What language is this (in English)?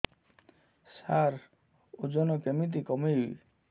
Odia